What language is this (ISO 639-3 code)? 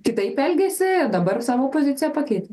lit